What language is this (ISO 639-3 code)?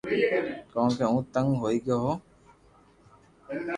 lrk